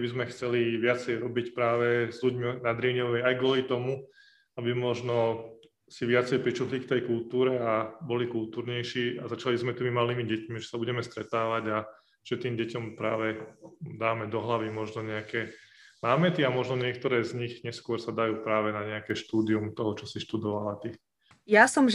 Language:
Slovak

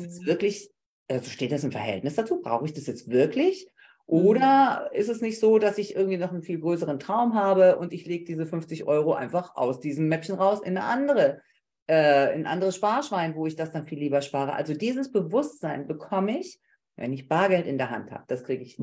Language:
German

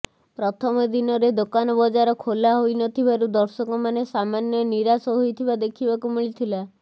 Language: Odia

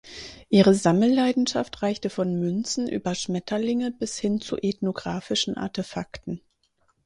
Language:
German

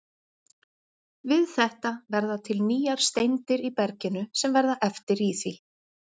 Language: Icelandic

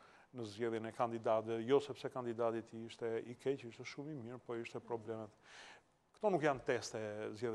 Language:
Romanian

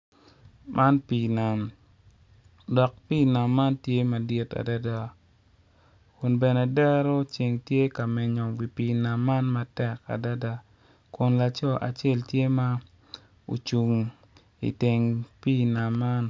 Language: Acoli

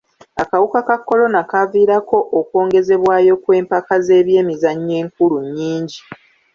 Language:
Ganda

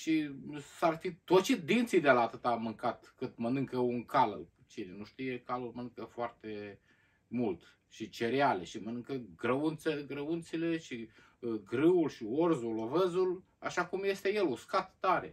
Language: Romanian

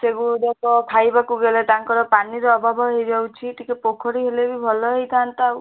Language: Odia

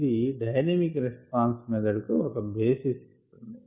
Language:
Telugu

